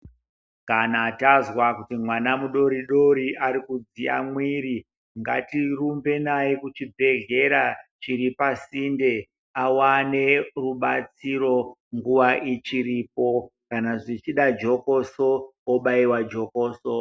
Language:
Ndau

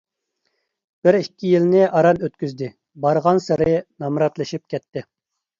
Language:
Uyghur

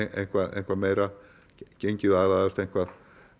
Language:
Icelandic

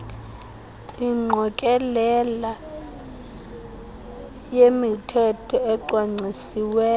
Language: Xhosa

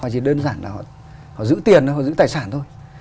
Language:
Vietnamese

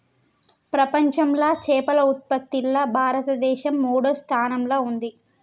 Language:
Telugu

